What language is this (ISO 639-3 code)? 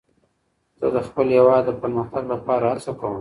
pus